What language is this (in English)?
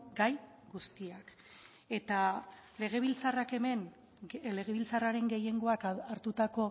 Basque